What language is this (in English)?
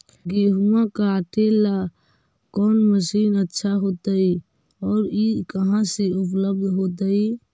Magahi